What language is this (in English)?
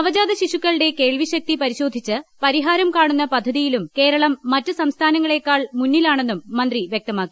Malayalam